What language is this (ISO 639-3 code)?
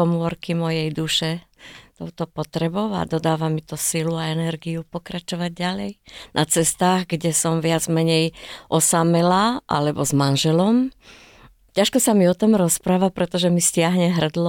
slk